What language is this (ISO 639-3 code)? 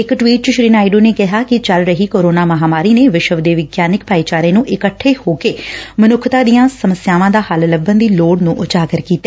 pan